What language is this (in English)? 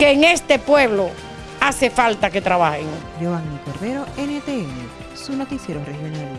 Spanish